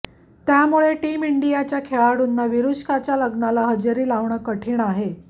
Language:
Marathi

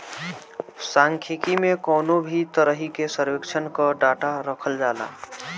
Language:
Bhojpuri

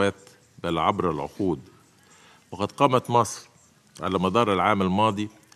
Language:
Arabic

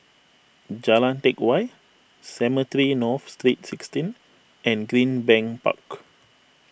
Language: English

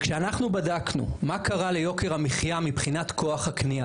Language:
Hebrew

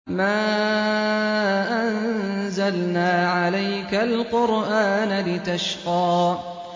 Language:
Arabic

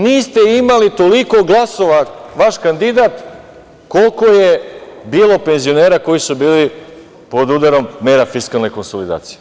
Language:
Serbian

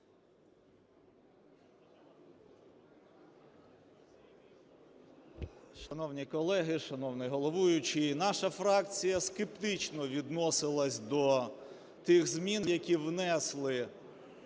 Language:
Ukrainian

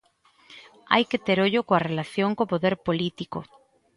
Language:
Galician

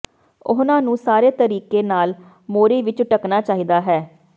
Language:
Punjabi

